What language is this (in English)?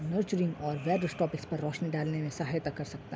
Urdu